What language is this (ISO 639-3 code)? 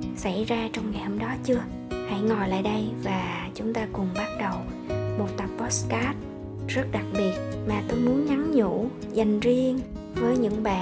vie